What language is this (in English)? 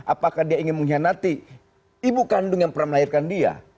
Indonesian